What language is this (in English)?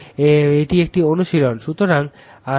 Bangla